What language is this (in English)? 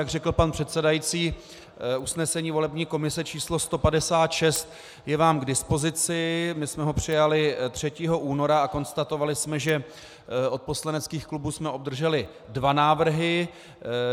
Czech